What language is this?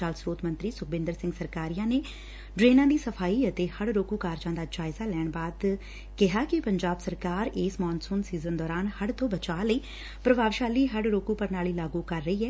Punjabi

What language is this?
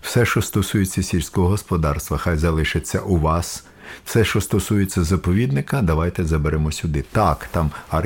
Ukrainian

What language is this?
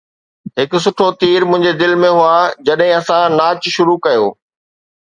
Sindhi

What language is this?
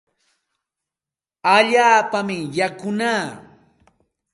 Santa Ana de Tusi Pasco Quechua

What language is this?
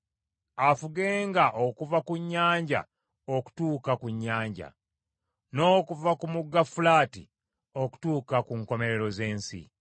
Ganda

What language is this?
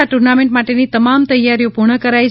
Gujarati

